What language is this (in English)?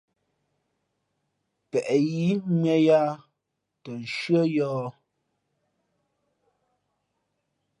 Fe'fe'